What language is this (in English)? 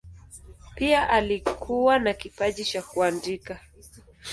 Swahili